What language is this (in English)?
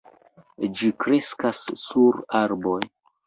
Esperanto